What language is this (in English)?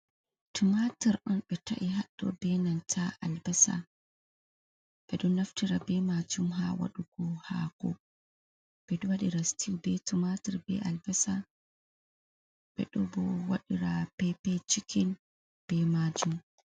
Fula